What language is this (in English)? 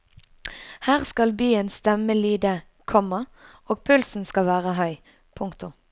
Norwegian